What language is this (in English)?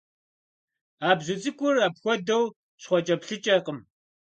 Kabardian